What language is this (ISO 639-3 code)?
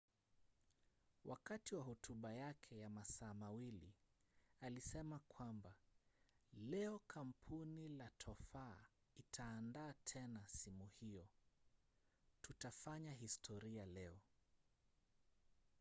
swa